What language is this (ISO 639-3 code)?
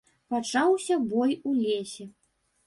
bel